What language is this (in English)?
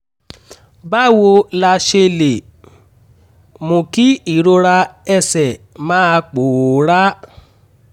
Yoruba